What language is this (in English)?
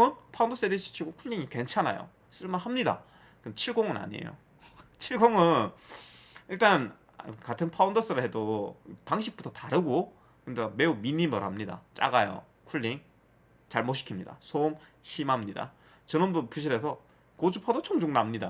Korean